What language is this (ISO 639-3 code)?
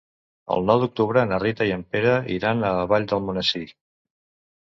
cat